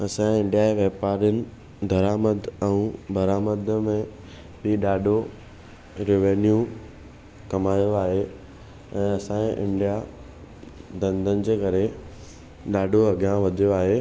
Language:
Sindhi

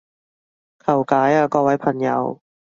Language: Cantonese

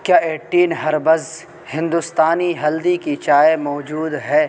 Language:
Urdu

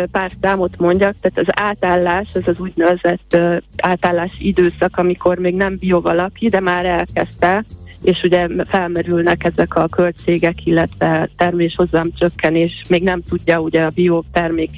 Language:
Hungarian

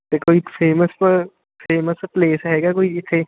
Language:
Punjabi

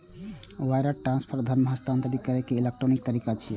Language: Maithili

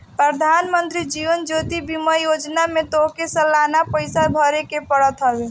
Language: Bhojpuri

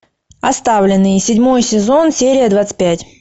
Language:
Russian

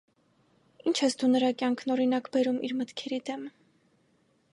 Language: Armenian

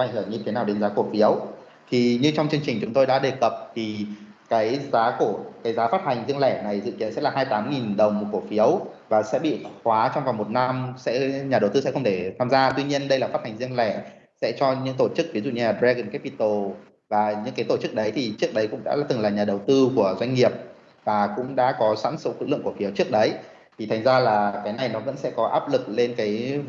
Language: Vietnamese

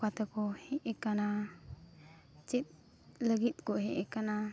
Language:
Santali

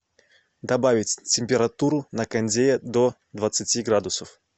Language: Russian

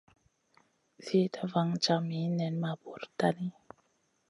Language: Masana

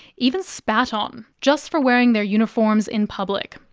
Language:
English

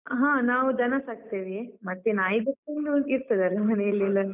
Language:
Kannada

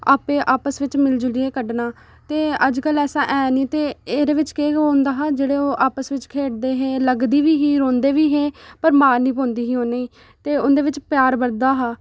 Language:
Dogri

